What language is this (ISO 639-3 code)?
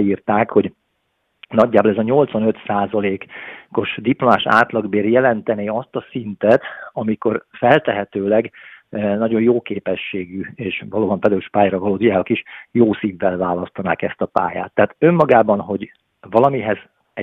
hun